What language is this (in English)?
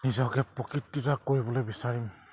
Assamese